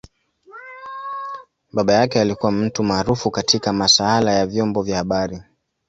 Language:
Swahili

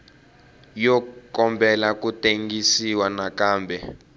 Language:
Tsonga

